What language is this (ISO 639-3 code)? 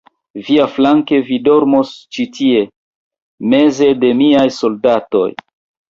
epo